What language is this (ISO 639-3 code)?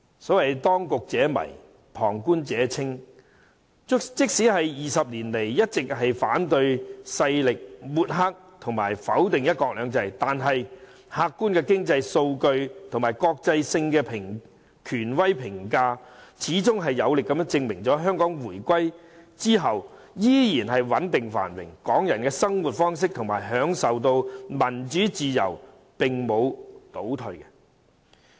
yue